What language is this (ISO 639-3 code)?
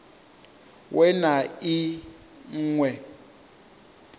ven